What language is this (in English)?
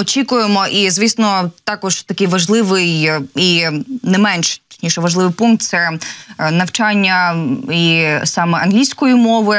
Ukrainian